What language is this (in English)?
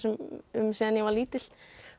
Icelandic